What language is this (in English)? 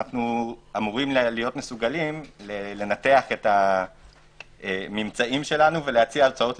Hebrew